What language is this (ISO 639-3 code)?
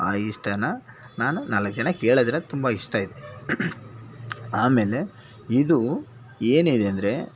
kan